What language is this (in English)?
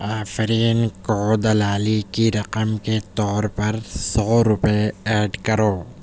Urdu